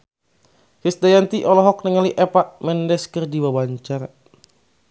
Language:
Sundanese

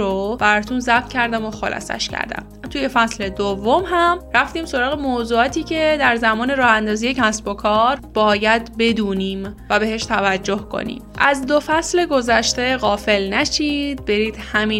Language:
Persian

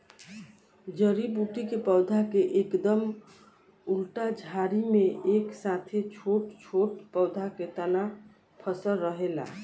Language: Bhojpuri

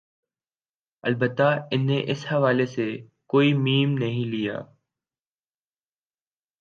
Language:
Urdu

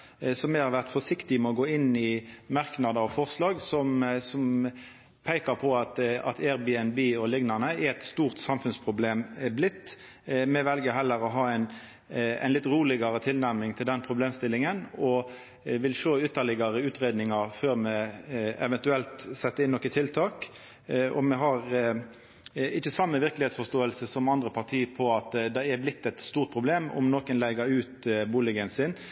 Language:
Norwegian Nynorsk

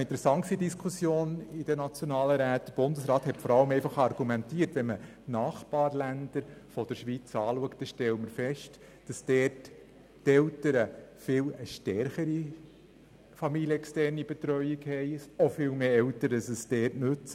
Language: Swiss German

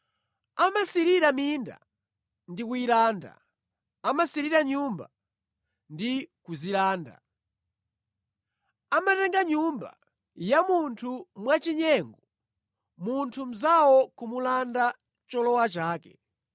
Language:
Nyanja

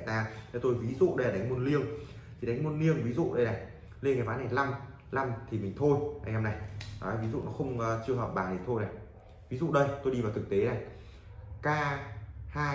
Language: Vietnamese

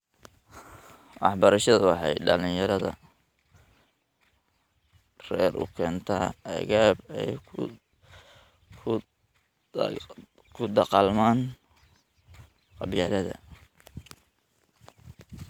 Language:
Somali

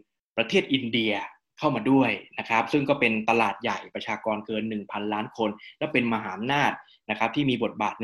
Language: Thai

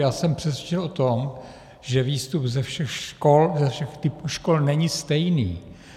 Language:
Czech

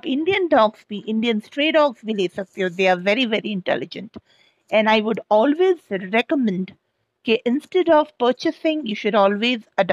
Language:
Hindi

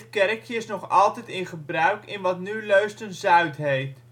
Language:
Dutch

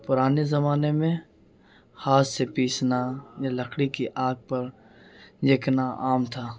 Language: Urdu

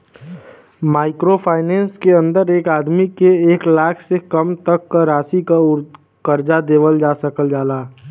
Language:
Bhojpuri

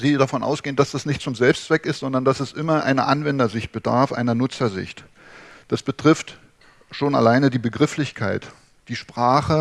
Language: German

